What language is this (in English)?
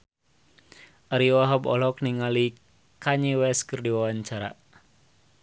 Sundanese